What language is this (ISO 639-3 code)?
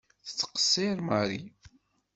kab